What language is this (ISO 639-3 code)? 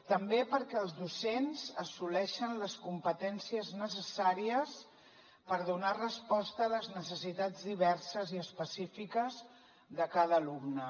cat